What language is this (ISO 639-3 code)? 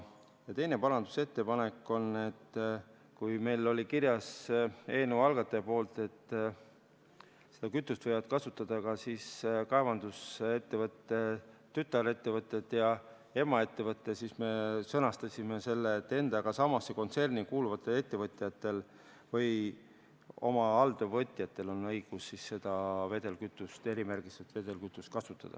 est